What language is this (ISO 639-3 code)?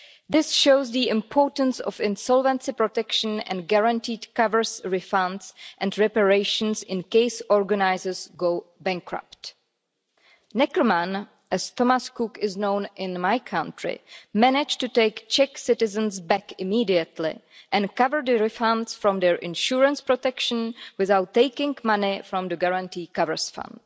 eng